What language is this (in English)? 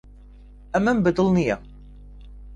Central Kurdish